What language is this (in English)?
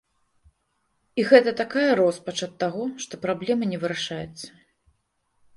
Belarusian